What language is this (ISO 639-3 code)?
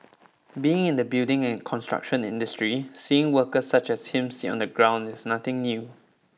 eng